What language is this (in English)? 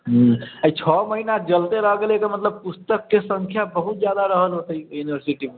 Maithili